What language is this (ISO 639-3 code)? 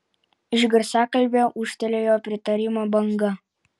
lit